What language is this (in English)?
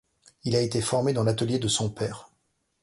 French